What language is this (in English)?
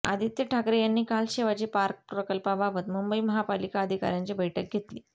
Marathi